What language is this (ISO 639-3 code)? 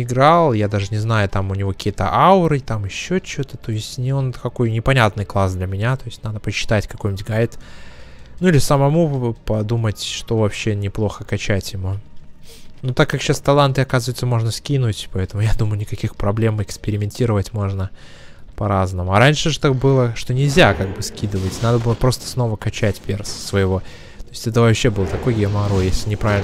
rus